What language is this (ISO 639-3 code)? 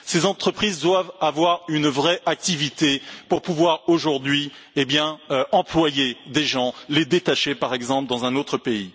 fra